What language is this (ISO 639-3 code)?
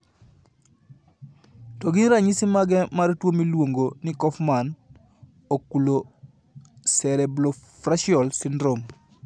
luo